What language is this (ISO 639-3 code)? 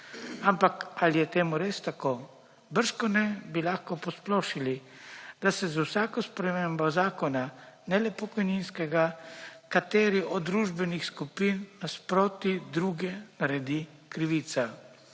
slv